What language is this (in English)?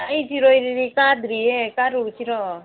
Manipuri